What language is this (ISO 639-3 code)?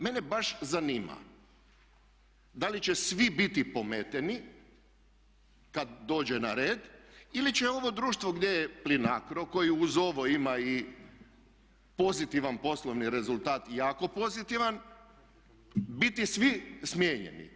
hrv